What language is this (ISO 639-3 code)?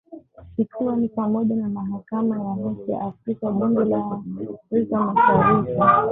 swa